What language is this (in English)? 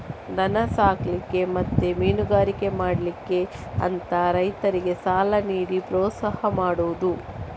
Kannada